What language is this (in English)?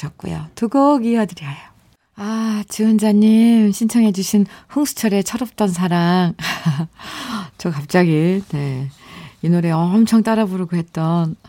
Korean